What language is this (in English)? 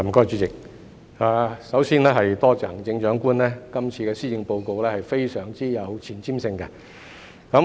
Cantonese